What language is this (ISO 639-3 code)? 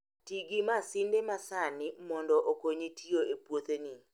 luo